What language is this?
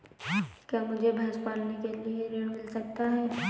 Hindi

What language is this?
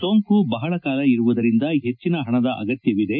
Kannada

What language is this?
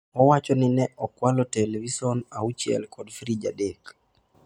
Luo (Kenya and Tanzania)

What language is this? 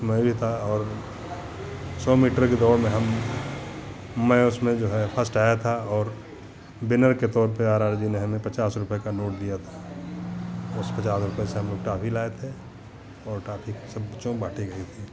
Hindi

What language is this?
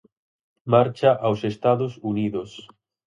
Galician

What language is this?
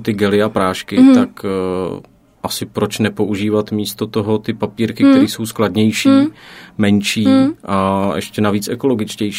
Czech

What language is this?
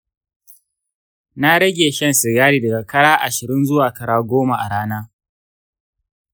Hausa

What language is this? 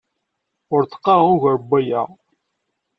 Kabyle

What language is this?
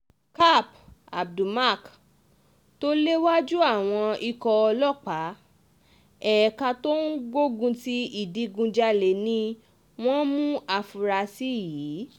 Yoruba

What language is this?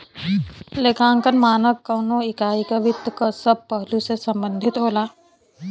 Bhojpuri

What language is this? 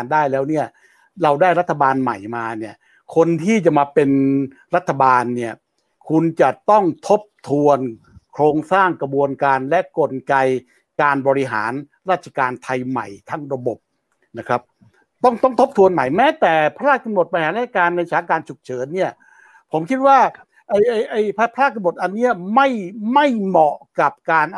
Thai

